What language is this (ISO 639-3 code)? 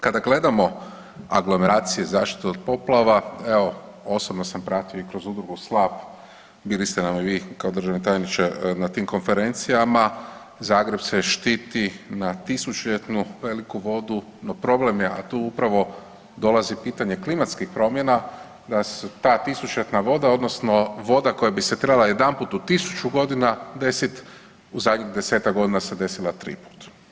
hrv